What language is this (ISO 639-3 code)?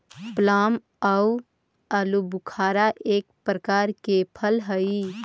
mag